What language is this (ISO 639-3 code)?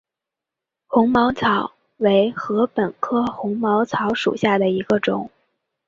zho